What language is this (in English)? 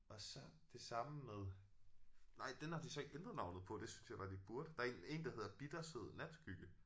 Danish